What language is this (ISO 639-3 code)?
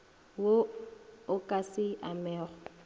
nso